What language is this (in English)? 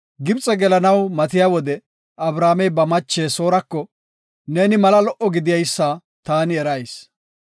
Gofa